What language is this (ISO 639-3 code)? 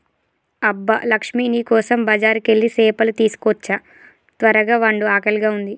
tel